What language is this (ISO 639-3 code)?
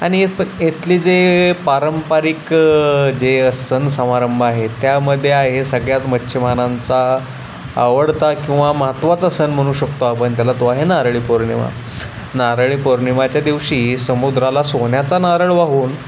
mar